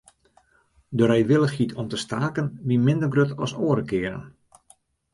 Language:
Western Frisian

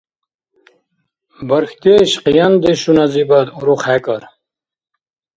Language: Dargwa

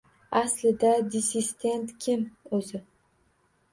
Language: Uzbek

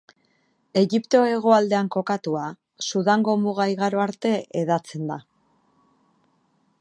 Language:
Basque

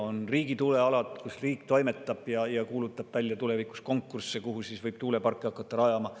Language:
Estonian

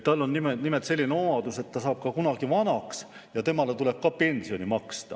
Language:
Estonian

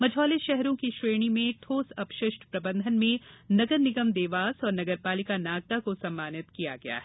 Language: Hindi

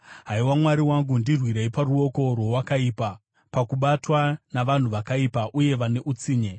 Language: Shona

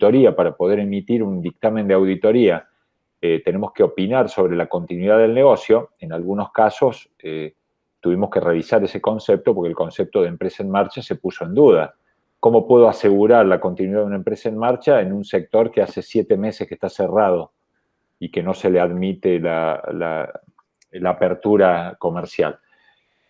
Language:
Spanish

